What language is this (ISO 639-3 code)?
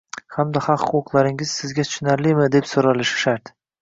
uzb